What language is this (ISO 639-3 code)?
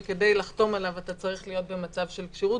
heb